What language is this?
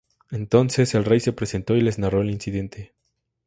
Spanish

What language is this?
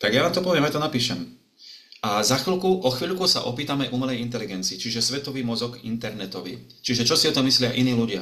Slovak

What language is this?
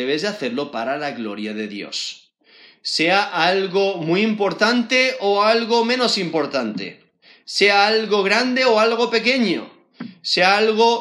Spanish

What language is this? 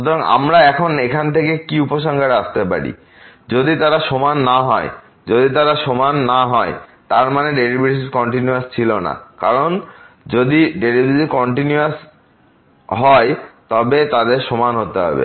Bangla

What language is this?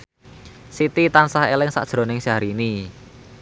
Javanese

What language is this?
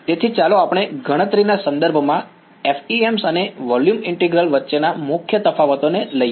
Gujarati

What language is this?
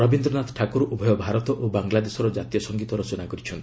Odia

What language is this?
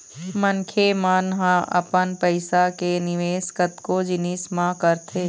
Chhattisgarhi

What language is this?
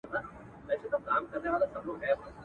Pashto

